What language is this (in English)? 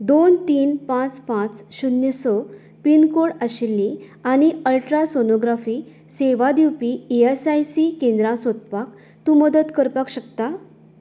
Konkani